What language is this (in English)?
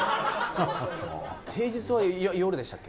Japanese